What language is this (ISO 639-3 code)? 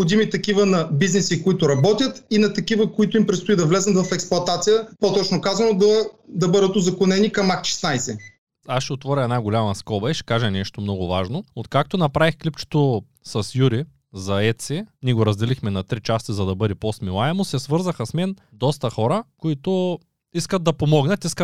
bul